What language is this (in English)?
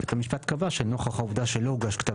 Hebrew